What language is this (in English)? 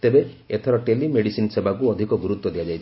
Odia